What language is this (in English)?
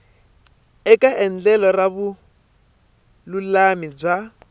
Tsonga